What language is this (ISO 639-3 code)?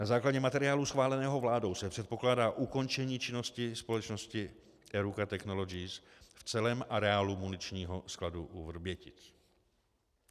ces